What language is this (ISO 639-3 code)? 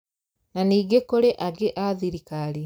kik